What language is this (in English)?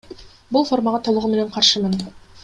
Kyrgyz